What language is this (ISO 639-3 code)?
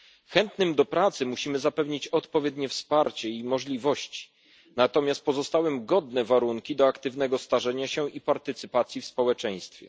pol